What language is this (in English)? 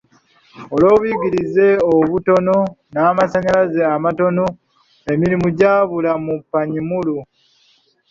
Ganda